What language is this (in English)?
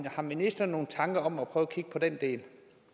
Danish